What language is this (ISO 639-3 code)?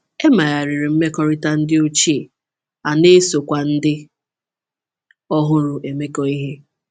ibo